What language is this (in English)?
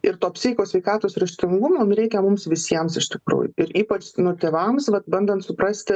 Lithuanian